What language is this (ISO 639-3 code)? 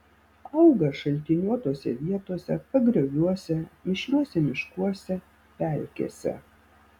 lit